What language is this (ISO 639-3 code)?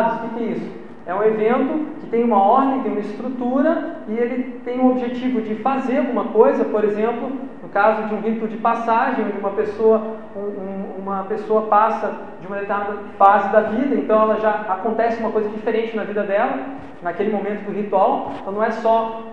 por